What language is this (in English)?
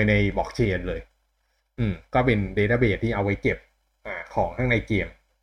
Thai